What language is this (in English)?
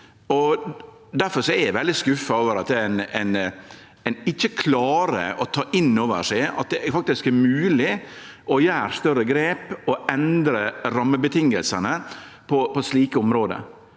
Norwegian